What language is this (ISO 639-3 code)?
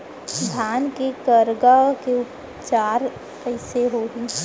hne